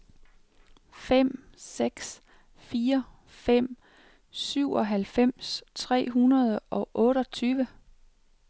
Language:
Danish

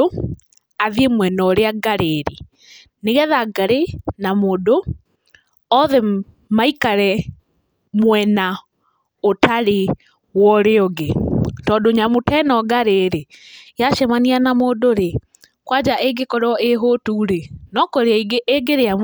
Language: Kikuyu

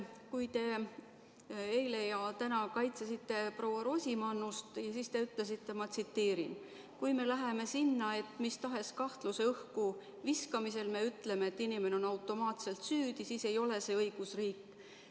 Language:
Estonian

